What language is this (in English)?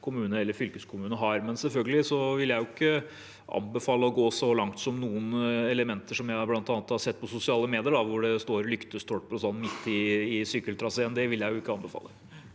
Norwegian